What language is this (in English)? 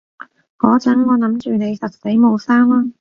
Cantonese